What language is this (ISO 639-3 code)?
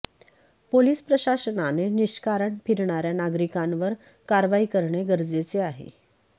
mar